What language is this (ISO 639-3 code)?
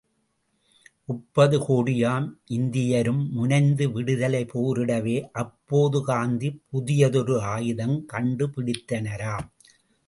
tam